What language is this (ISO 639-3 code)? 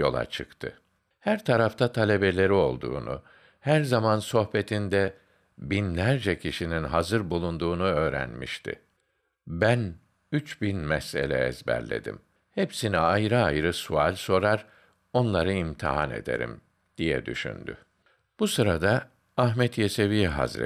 tur